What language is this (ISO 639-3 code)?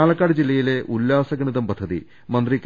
mal